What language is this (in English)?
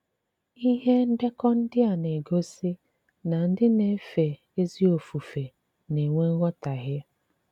Igbo